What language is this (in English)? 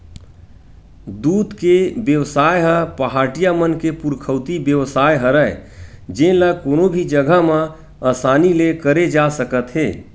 Chhattisgarhi